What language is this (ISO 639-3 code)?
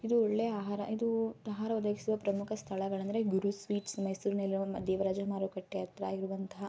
kan